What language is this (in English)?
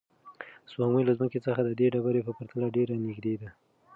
Pashto